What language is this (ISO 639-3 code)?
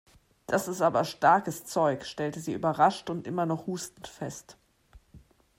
deu